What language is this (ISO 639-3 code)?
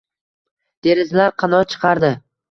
uzb